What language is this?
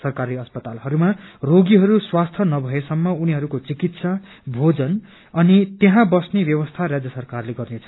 Nepali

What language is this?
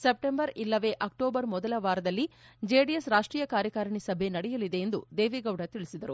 Kannada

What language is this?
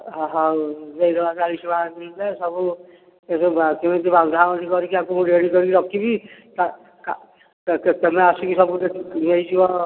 Odia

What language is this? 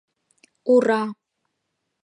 Mari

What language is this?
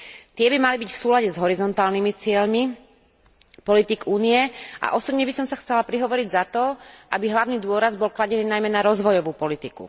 Slovak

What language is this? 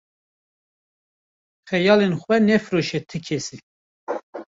Kurdish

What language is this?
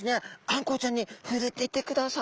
Japanese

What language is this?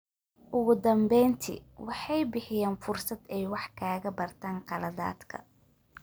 Somali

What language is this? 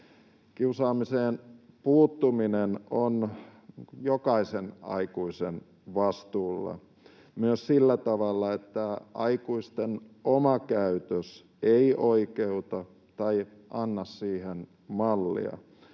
Finnish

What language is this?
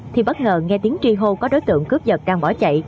Vietnamese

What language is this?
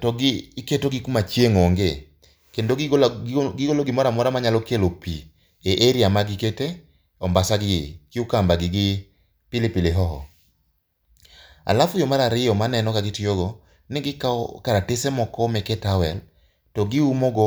Luo (Kenya and Tanzania)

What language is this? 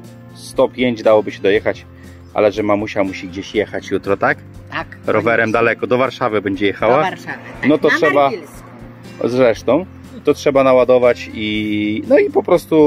Polish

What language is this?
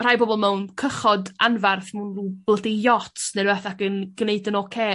Welsh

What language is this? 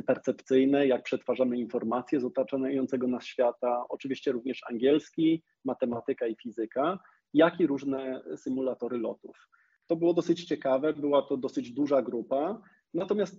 Polish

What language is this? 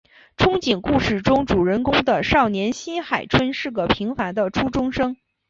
Chinese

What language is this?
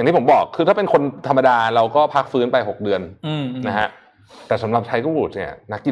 Thai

